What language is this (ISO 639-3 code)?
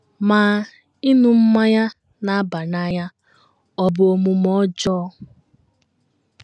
ibo